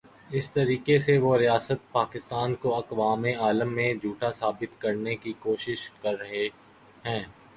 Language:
Urdu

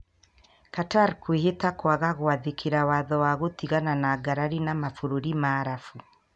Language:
Kikuyu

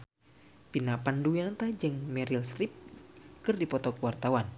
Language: Sundanese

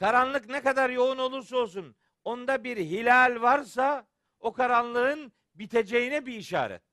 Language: Turkish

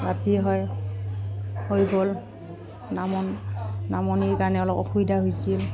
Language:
Assamese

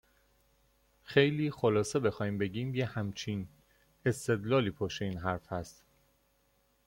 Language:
Persian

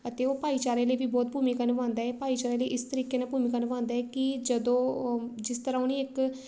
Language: Punjabi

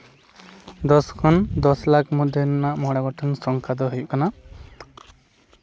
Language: Santali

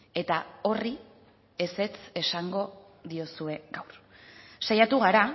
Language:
Basque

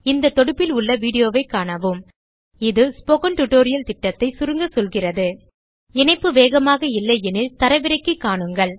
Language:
Tamil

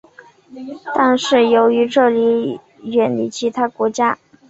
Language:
Chinese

